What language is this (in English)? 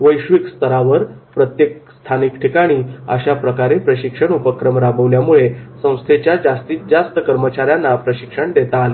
Marathi